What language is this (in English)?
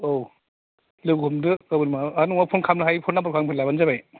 Bodo